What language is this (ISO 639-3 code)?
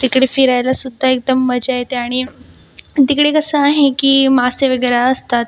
mar